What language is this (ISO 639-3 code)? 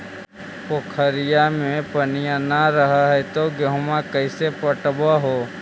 mag